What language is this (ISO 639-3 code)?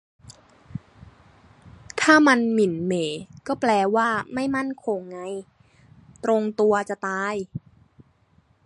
tha